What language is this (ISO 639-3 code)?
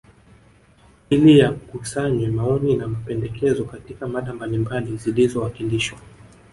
swa